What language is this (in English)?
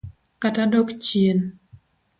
Luo (Kenya and Tanzania)